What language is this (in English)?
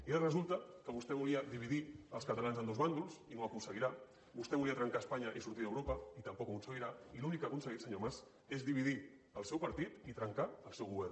Catalan